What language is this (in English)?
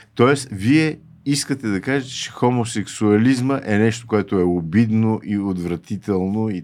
Bulgarian